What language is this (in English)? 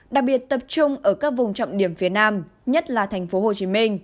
Vietnamese